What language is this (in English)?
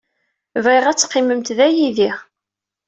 Kabyle